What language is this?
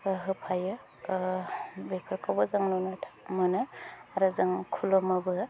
Bodo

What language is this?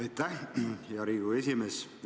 Estonian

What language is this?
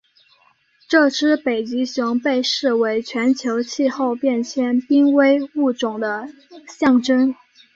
Chinese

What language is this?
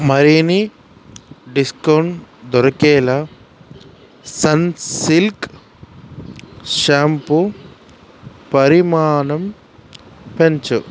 Telugu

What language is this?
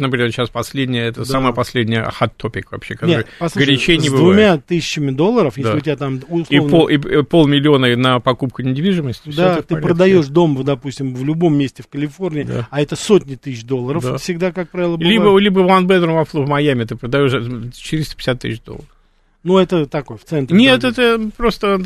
Russian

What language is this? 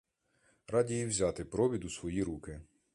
Ukrainian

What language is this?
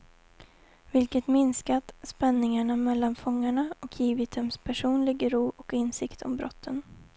Swedish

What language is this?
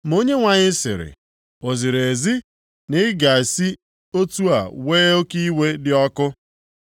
Igbo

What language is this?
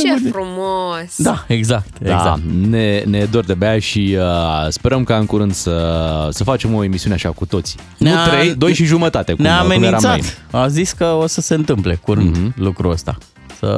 Romanian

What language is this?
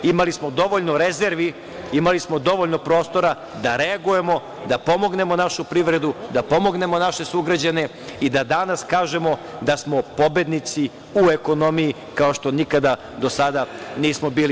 Serbian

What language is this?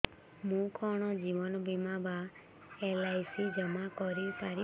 Odia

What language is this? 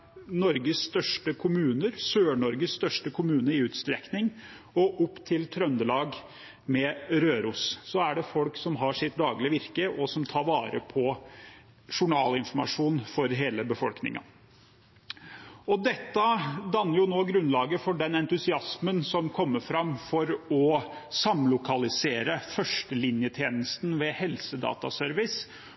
Norwegian Bokmål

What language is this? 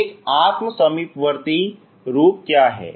Hindi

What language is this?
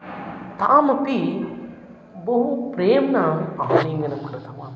Sanskrit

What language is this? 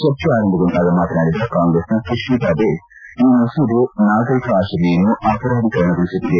Kannada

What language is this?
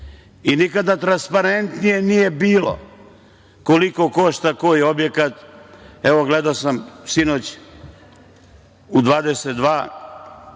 Serbian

